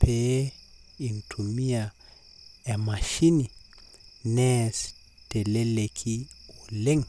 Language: Masai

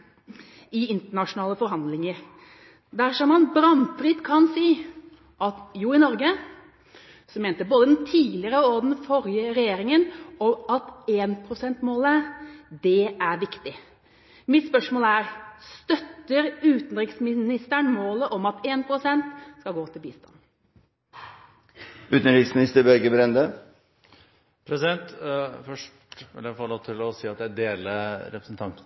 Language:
Norwegian Bokmål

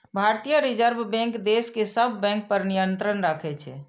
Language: Maithili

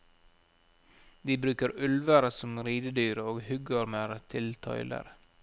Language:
Norwegian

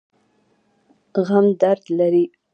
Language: Pashto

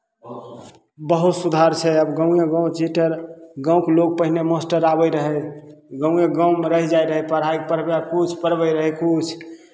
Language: Maithili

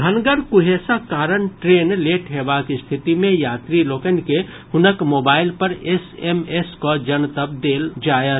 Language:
Maithili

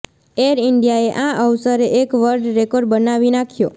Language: Gujarati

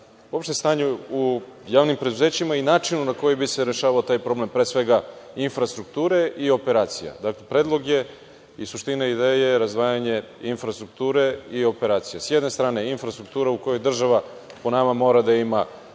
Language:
Serbian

